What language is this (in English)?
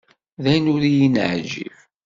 Kabyle